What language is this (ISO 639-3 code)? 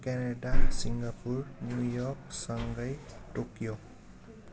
nep